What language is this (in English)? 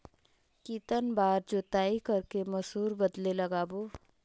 Chhattisgarhi